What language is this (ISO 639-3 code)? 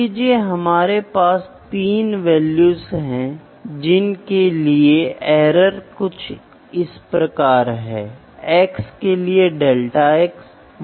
hin